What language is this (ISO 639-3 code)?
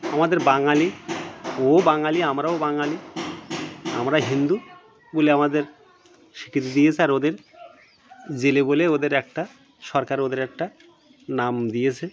ben